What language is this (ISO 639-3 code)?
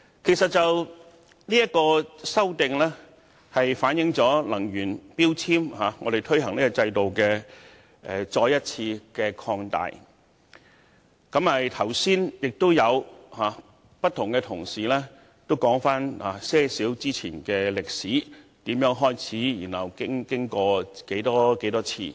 yue